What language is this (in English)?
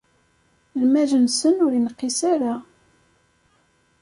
Kabyle